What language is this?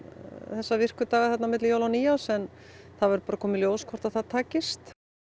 Icelandic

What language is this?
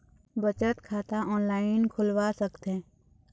Chhattisgarhi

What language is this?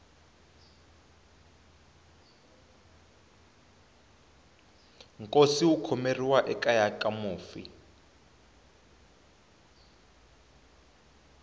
Tsonga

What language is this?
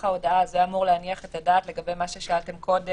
Hebrew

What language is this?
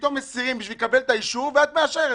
Hebrew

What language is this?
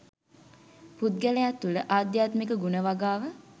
Sinhala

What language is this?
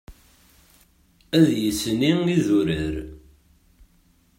Kabyle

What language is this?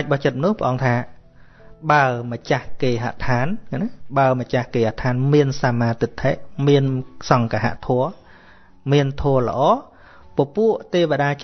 Vietnamese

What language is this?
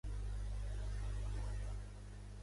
Catalan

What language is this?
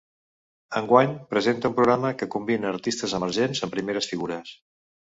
Catalan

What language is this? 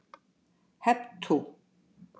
Icelandic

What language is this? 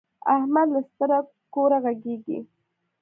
Pashto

